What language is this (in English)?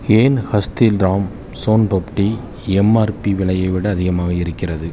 Tamil